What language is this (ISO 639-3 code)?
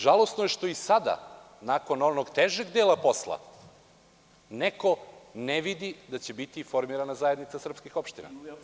srp